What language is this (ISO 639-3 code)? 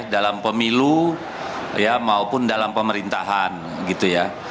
ind